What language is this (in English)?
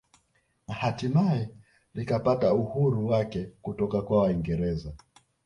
Swahili